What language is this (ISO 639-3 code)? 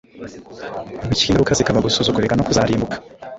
kin